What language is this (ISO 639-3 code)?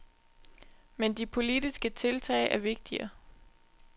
dan